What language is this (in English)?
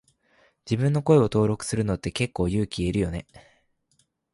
Japanese